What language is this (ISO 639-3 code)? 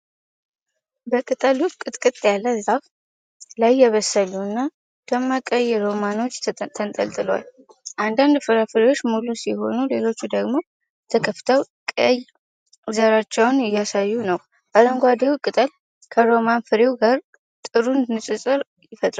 amh